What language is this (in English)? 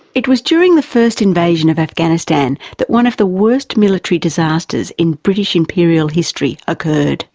English